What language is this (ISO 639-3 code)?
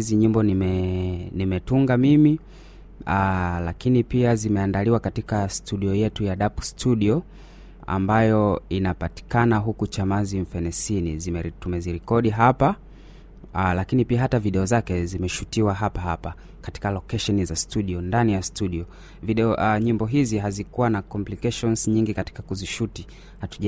swa